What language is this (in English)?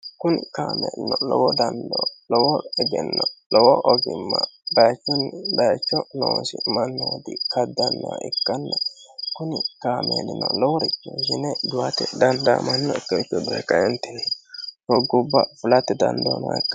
Sidamo